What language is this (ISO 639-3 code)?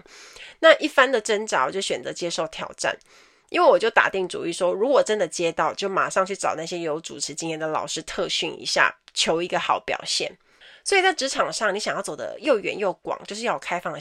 zho